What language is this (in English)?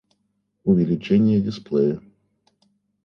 Russian